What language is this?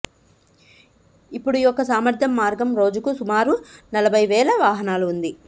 Telugu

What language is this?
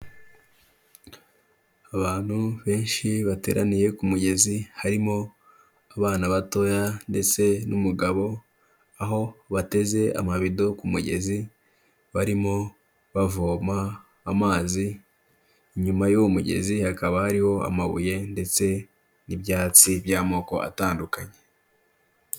Kinyarwanda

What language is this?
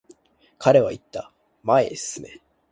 Japanese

